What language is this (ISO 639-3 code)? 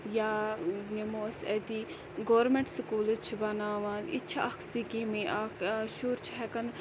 kas